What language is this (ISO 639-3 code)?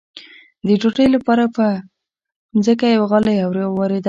pus